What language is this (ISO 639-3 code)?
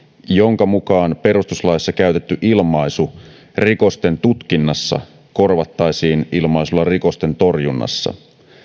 fin